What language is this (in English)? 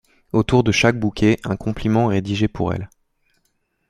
French